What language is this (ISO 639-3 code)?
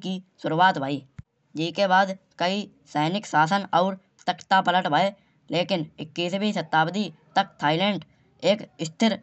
bjj